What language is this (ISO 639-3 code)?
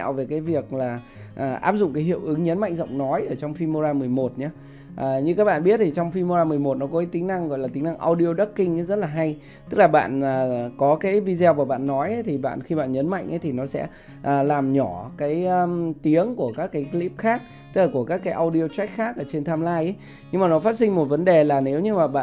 vie